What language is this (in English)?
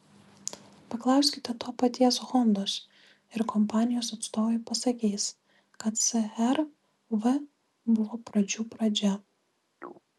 Lithuanian